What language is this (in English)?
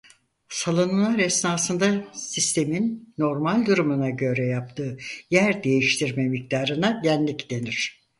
Turkish